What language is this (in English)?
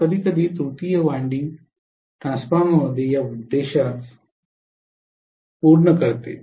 Marathi